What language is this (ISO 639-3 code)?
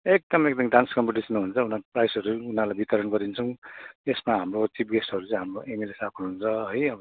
nep